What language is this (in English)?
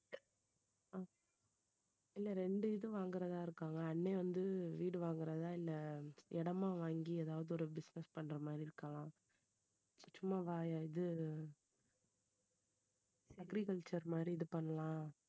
Tamil